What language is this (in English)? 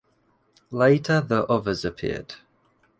English